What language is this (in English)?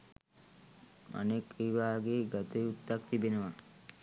Sinhala